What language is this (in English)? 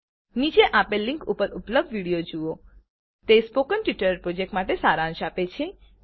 Gujarati